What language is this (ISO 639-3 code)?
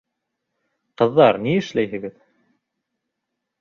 bak